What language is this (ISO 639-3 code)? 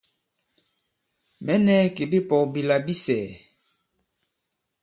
abb